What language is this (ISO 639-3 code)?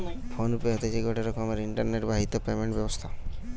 ben